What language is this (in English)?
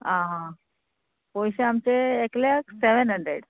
Konkani